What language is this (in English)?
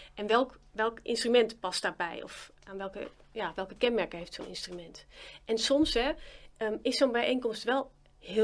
Dutch